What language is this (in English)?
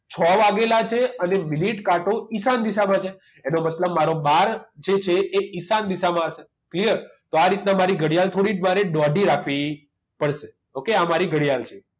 Gujarati